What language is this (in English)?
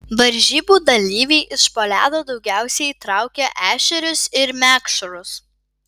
Lithuanian